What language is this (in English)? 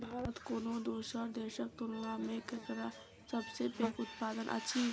Maithili